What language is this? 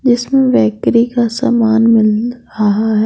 Hindi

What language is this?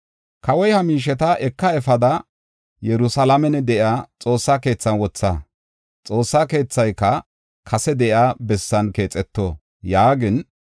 Gofa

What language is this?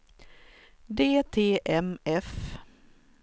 Swedish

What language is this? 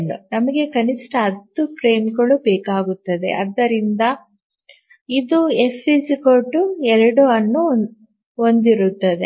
Kannada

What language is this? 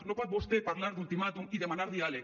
Catalan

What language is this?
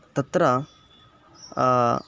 Sanskrit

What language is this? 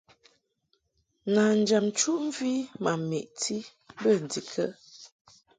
Mungaka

